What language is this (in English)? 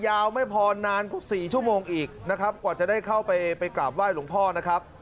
Thai